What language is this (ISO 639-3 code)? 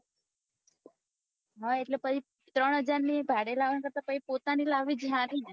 guj